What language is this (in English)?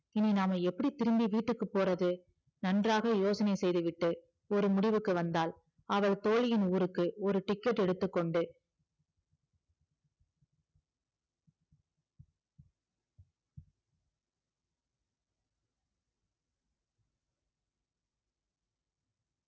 Tamil